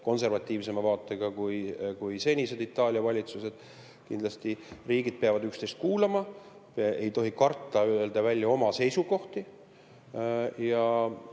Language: Estonian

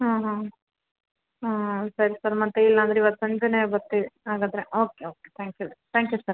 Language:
Kannada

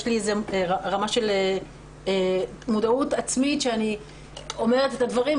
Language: Hebrew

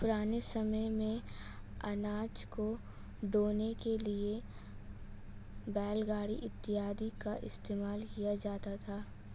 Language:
Hindi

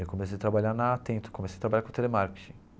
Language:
Portuguese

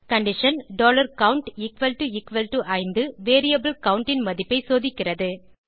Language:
Tamil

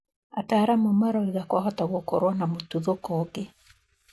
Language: Kikuyu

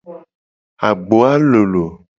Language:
Gen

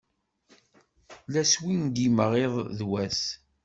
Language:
Kabyle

